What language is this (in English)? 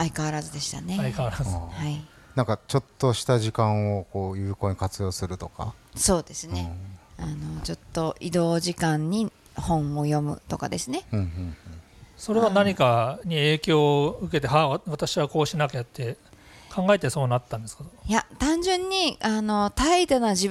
Japanese